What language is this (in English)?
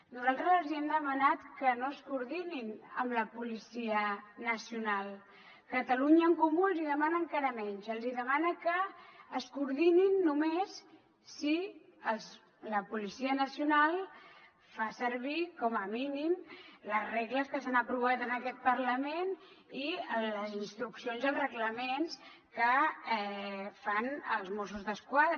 Catalan